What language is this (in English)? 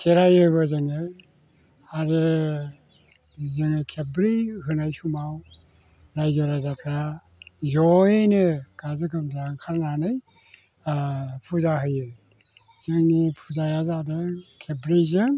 Bodo